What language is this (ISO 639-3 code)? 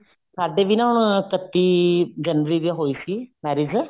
pan